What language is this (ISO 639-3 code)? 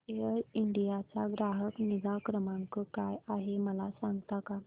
mar